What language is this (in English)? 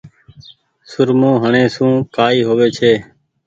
Goaria